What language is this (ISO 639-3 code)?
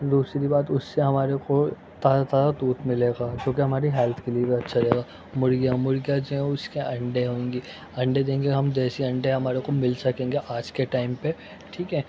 urd